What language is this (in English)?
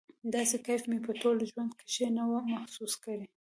Pashto